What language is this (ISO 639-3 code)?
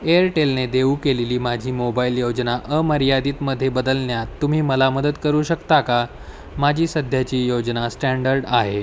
mar